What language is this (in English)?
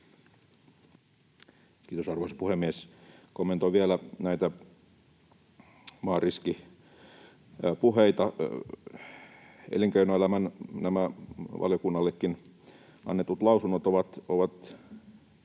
Finnish